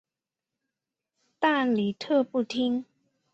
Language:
Chinese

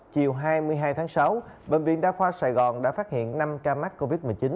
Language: Vietnamese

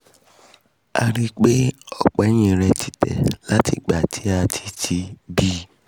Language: Yoruba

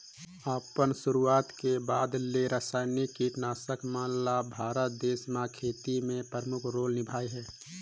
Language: Chhattisgarhi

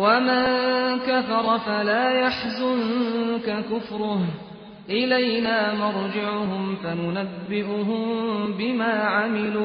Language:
Persian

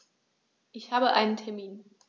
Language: German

